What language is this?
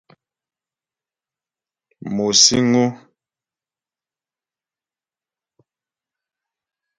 Ghomala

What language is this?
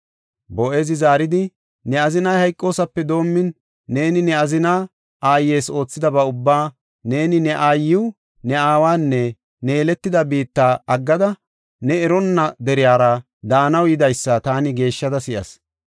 Gofa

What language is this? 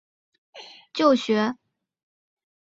Chinese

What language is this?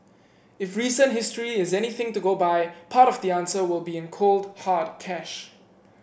English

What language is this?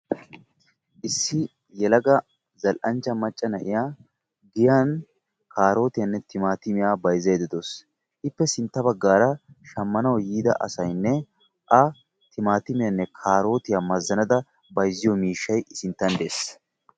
Wolaytta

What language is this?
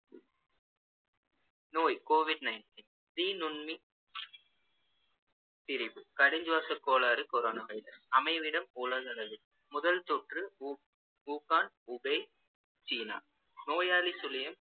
Tamil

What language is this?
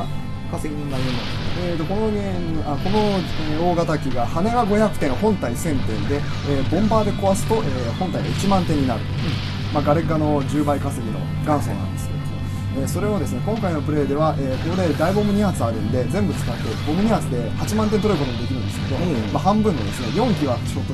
Japanese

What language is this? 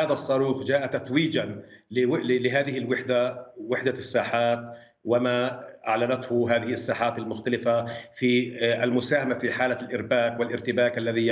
Arabic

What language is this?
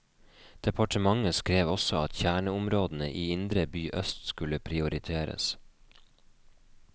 Norwegian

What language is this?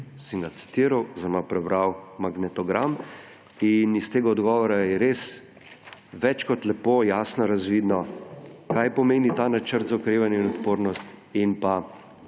Slovenian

